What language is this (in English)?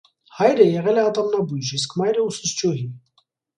Armenian